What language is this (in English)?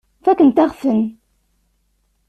Kabyle